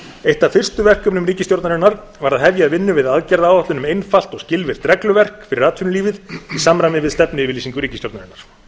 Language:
Icelandic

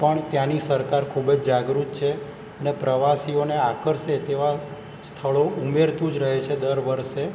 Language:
Gujarati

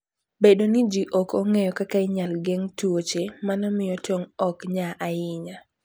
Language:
Luo (Kenya and Tanzania)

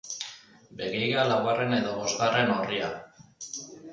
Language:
Basque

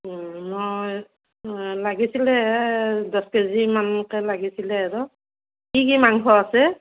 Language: Assamese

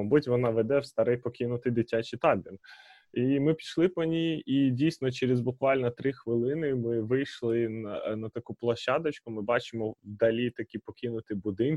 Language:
Ukrainian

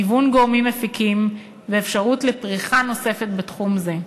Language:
Hebrew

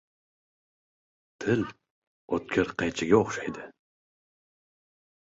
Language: Uzbek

